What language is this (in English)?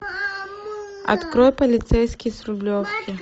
Russian